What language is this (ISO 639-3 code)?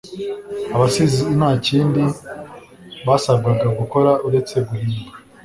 kin